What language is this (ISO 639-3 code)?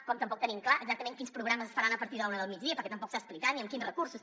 cat